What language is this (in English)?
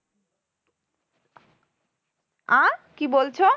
Bangla